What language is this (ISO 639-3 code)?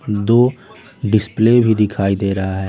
hin